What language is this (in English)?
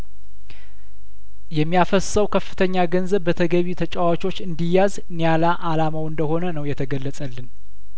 Amharic